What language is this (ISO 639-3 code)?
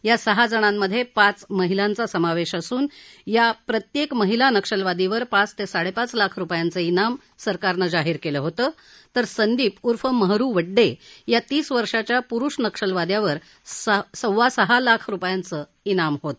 mar